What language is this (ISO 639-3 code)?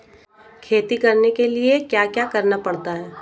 hin